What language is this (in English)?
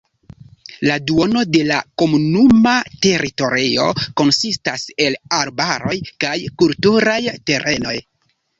Esperanto